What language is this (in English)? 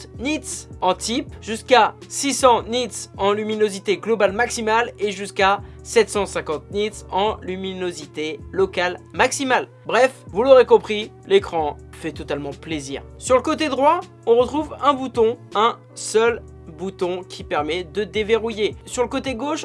French